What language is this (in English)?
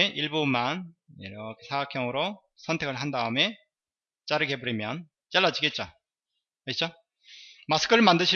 Korean